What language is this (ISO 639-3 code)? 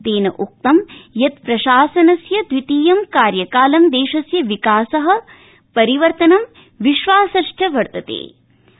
san